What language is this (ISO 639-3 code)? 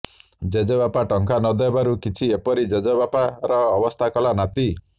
ori